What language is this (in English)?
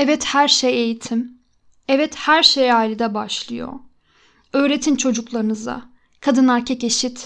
Turkish